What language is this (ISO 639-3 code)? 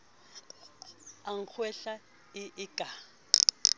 sot